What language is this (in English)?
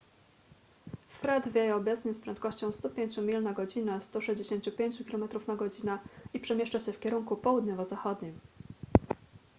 Polish